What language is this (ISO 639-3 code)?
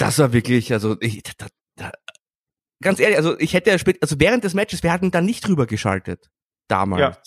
deu